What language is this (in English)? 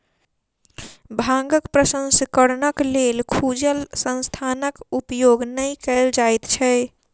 Maithili